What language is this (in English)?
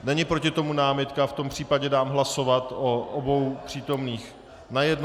Czech